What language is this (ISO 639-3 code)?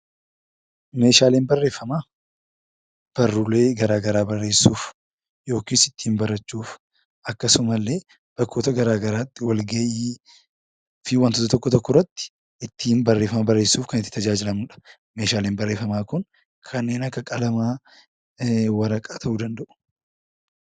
orm